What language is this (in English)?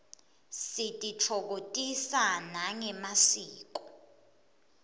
Swati